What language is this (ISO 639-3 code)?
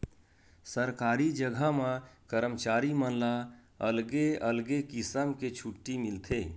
hne